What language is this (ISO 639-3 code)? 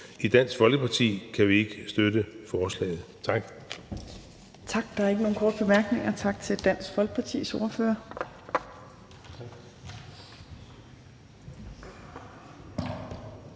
dan